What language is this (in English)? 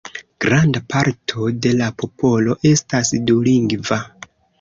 Esperanto